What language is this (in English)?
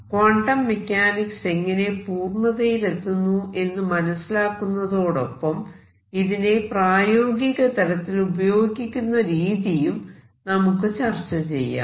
Malayalam